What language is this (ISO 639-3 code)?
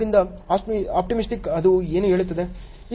kan